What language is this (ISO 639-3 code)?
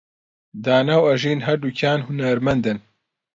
ckb